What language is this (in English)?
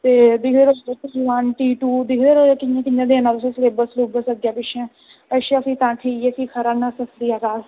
Dogri